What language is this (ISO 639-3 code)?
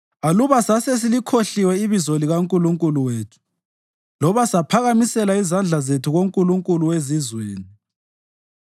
nde